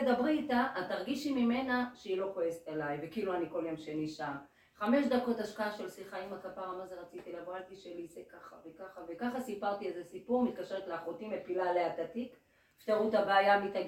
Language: Hebrew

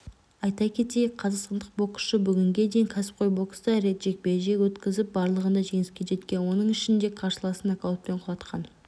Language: Kazakh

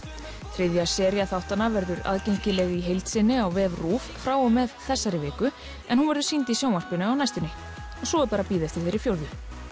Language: Icelandic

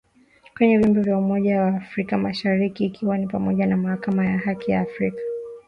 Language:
Swahili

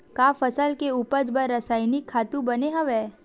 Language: Chhattisgarhi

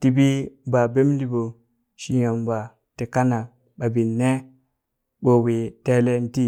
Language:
Burak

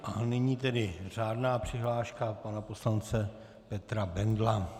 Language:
Czech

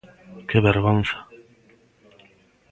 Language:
Galician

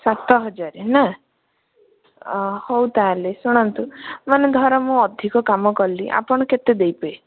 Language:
Odia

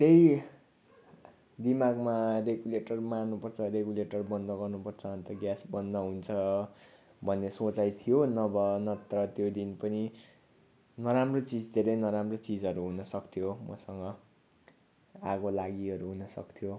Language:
Nepali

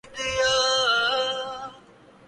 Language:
Urdu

